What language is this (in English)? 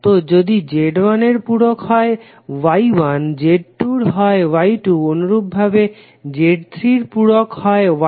Bangla